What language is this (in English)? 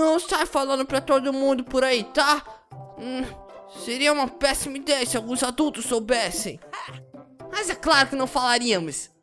Portuguese